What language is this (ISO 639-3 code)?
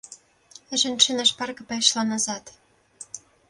bel